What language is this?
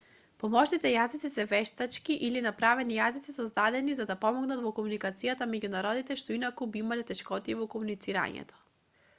Macedonian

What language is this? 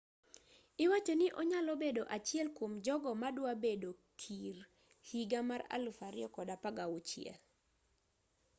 Luo (Kenya and Tanzania)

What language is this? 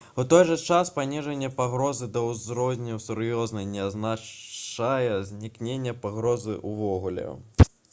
Belarusian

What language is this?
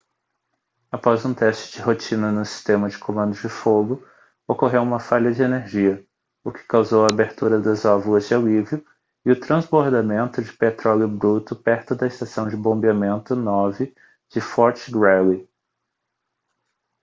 Portuguese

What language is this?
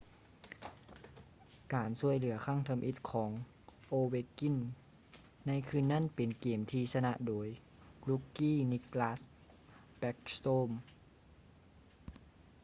Lao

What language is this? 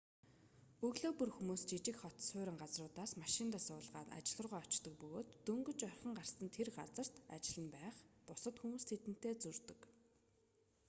Mongolian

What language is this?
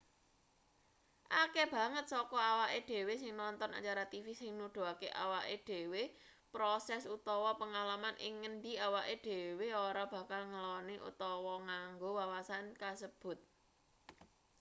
Javanese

